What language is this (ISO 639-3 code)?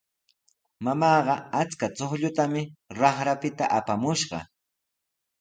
qws